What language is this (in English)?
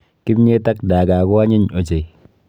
Kalenjin